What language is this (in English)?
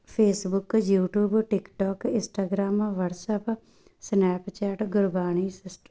Punjabi